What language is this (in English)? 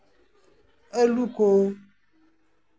Santali